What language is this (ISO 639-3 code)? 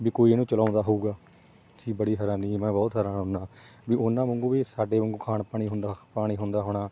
pan